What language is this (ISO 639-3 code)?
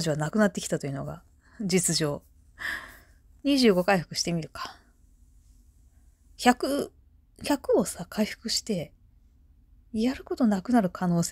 jpn